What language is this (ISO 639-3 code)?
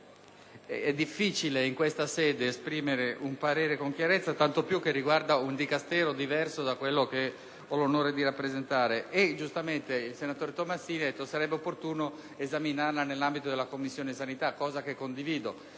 ita